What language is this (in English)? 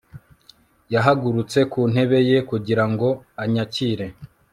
Kinyarwanda